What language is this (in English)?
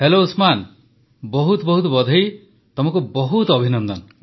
Odia